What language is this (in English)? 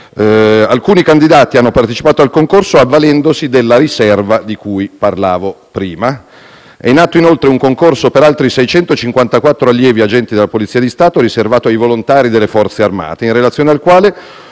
Italian